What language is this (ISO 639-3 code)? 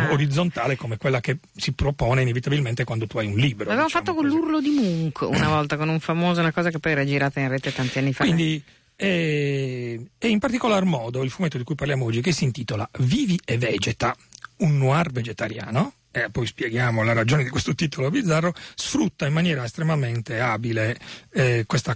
ita